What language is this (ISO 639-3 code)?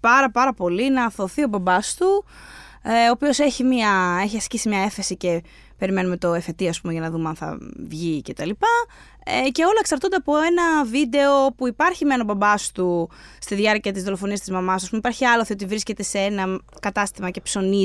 ell